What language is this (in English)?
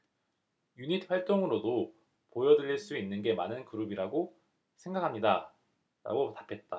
Korean